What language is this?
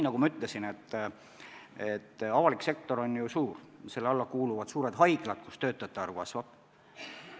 Estonian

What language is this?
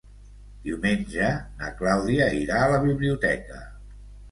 Catalan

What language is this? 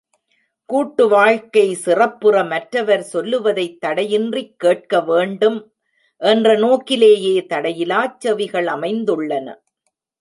Tamil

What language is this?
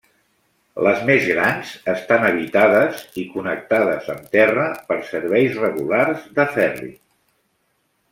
Catalan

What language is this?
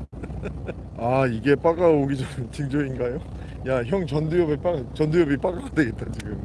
Korean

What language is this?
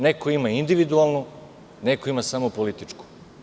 Serbian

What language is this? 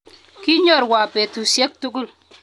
Kalenjin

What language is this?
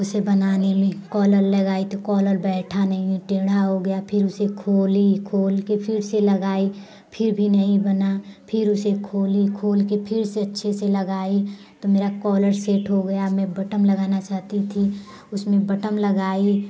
Hindi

